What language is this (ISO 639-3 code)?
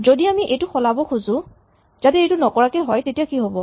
asm